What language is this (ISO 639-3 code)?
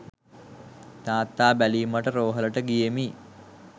sin